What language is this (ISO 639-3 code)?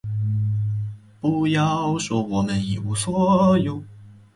zho